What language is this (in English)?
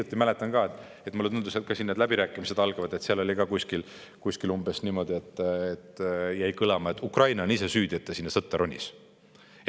Estonian